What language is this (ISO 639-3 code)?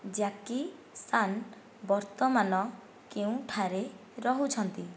ori